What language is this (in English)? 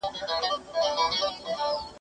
Pashto